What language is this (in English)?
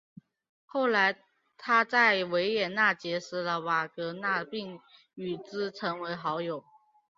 Chinese